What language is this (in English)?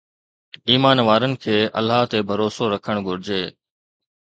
Sindhi